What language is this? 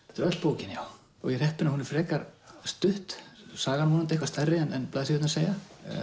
Icelandic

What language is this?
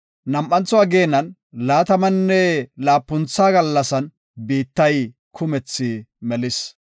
Gofa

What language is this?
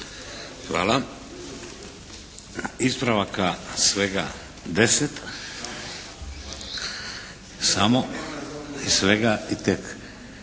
Croatian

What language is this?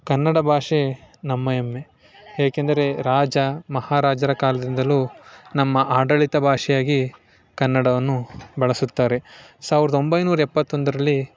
Kannada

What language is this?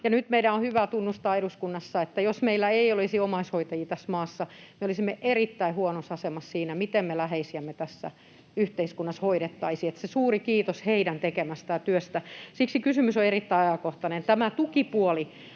Finnish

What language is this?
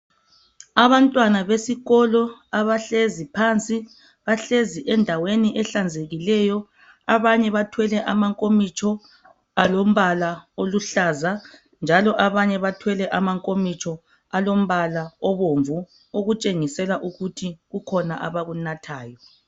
North Ndebele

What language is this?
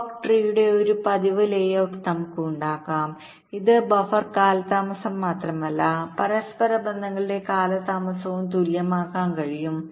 Malayalam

